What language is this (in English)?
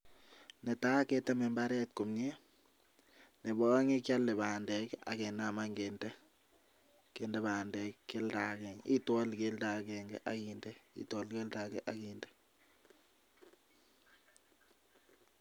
Kalenjin